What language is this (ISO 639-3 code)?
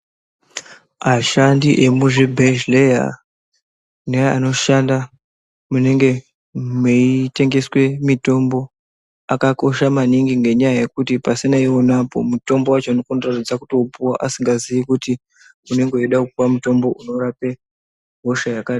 ndc